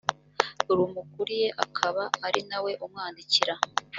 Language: Kinyarwanda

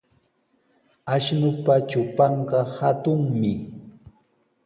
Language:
Sihuas Ancash Quechua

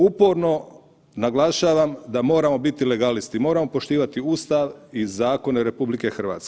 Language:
Croatian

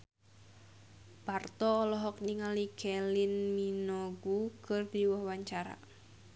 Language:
Sundanese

